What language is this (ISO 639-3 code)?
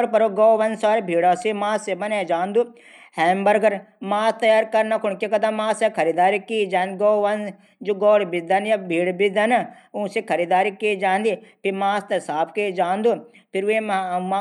gbm